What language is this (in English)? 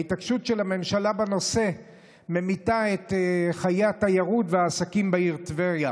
Hebrew